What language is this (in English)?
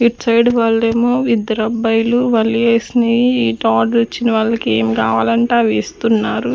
Telugu